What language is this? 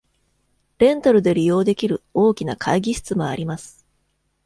Japanese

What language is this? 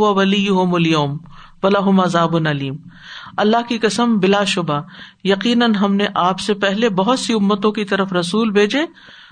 Urdu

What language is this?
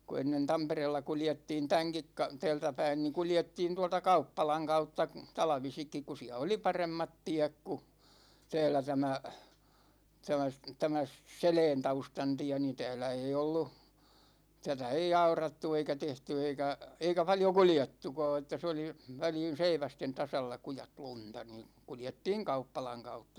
Finnish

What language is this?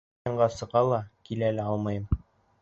Bashkir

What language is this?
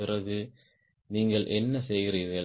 Tamil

